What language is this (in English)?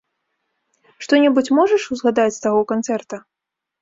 Belarusian